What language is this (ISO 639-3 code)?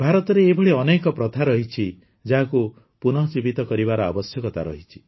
ori